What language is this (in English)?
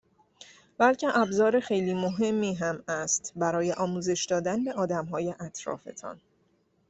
Persian